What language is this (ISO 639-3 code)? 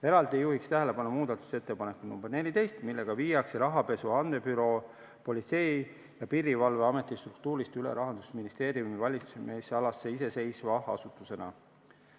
est